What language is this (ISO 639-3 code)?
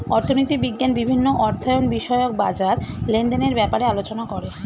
ben